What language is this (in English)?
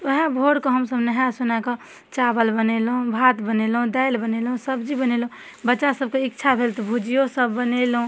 Maithili